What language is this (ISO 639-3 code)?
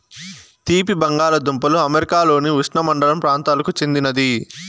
tel